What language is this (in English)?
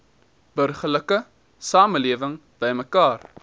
Afrikaans